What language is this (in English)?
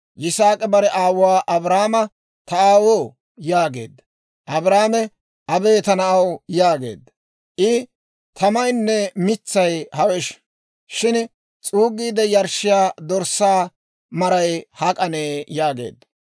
Dawro